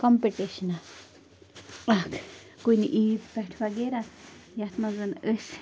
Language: Kashmiri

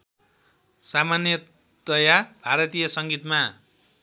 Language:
Nepali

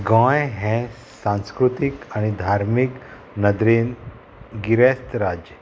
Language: Konkani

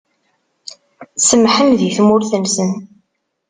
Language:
Kabyle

